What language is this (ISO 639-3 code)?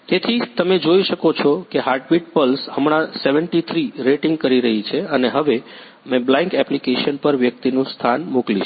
guj